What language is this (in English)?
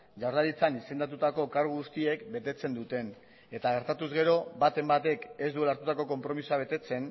Basque